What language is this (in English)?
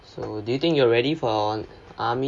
English